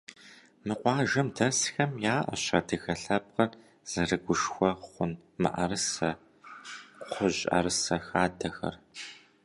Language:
Kabardian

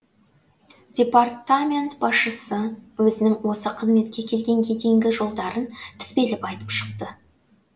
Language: Kazakh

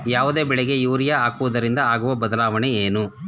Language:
Kannada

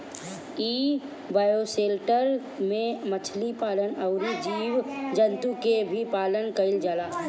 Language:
Bhojpuri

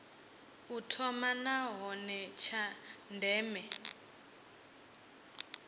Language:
Venda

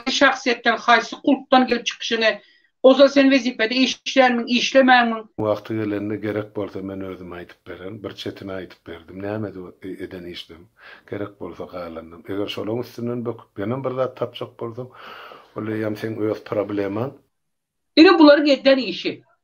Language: Turkish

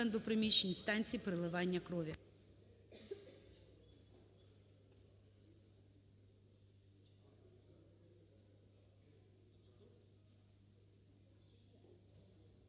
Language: Ukrainian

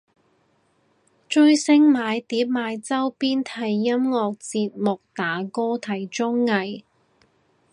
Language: Cantonese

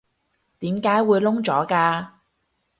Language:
Cantonese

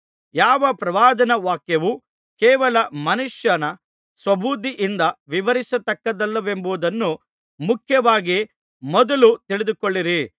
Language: Kannada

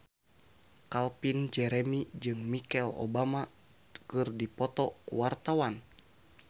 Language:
Sundanese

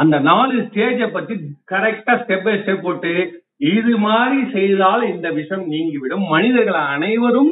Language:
Tamil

